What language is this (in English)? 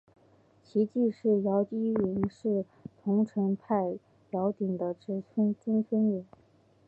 Chinese